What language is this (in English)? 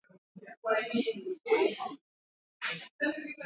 Swahili